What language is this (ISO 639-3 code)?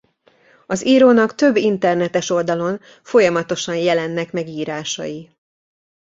hun